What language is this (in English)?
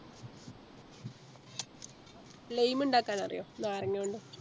Malayalam